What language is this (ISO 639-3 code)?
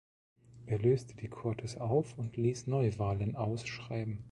deu